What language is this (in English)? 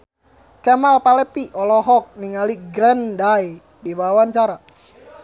Sundanese